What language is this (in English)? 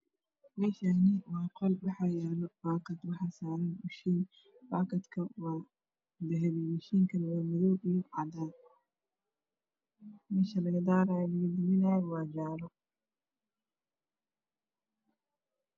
Somali